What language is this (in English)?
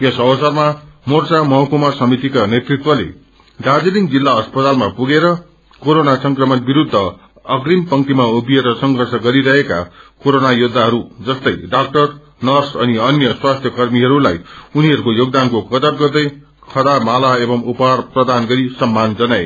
Nepali